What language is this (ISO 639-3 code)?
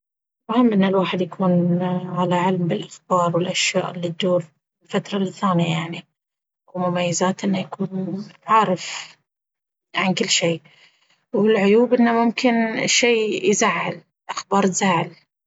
abv